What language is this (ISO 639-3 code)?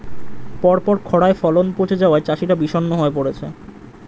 ben